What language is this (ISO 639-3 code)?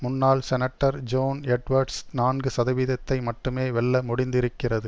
tam